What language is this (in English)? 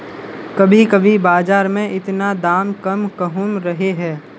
Magahi